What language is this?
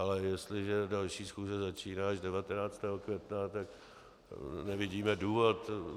Czech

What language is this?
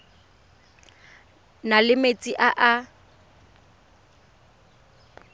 Tswana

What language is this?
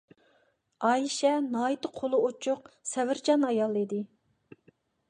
Uyghur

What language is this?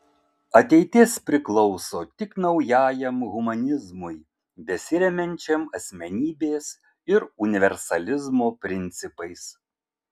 Lithuanian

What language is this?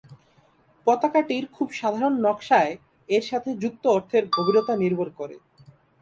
Bangla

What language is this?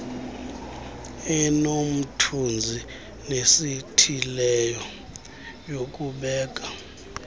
Xhosa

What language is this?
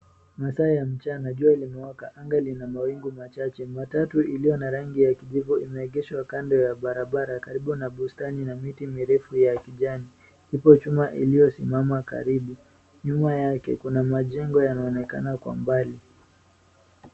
Swahili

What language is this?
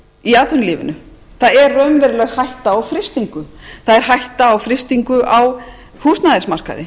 Icelandic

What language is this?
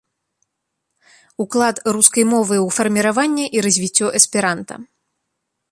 Belarusian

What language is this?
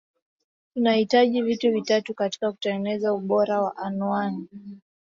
Swahili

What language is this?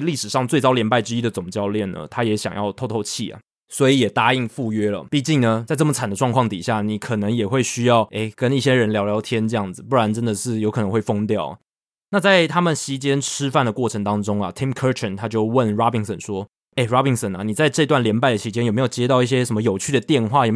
Chinese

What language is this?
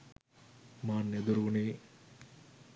Sinhala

